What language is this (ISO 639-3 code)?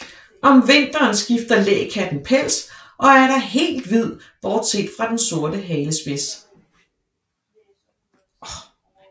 dan